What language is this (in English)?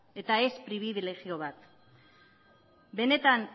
Basque